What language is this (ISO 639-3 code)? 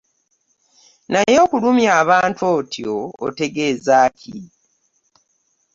lug